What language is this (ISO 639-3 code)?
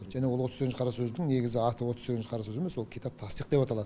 kaz